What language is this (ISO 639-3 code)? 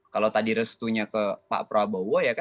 ind